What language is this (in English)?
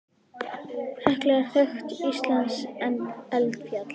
Icelandic